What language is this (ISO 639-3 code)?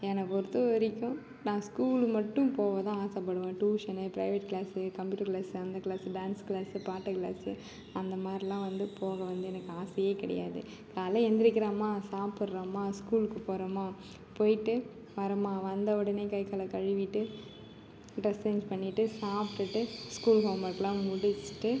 tam